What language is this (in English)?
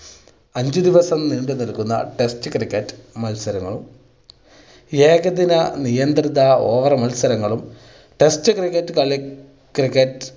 Malayalam